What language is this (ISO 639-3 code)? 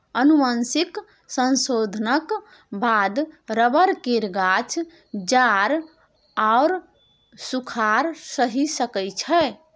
mai